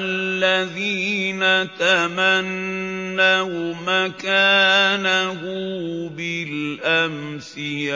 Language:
Arabic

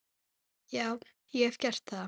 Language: Icelandic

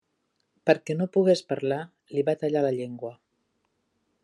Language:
Catalan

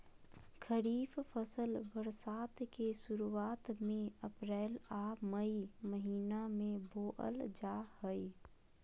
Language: Magahi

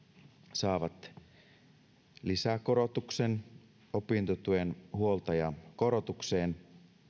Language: Finnish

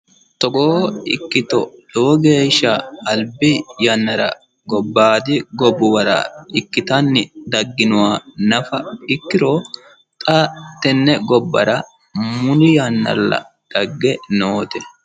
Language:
Sidamo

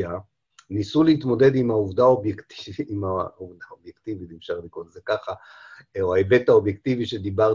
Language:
Hebrew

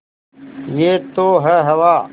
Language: Hindi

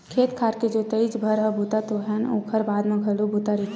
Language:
Chhattisgarhi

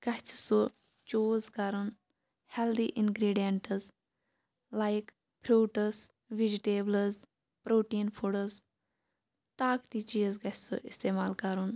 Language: Kashmiri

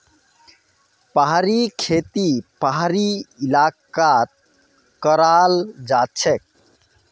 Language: Magahi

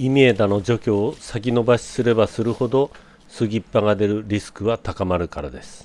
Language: Japanese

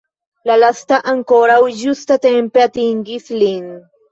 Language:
Esperanto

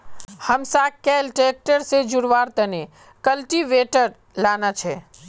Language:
Magahi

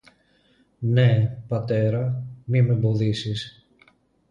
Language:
Greek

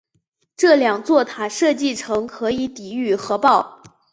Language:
Chinese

